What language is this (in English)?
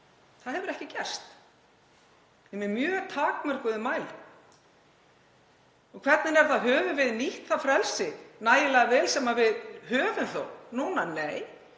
Icelandic